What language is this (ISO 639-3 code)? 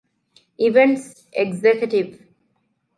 div